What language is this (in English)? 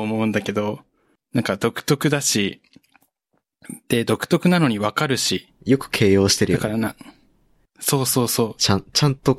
Japanese